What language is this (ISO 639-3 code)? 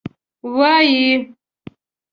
pus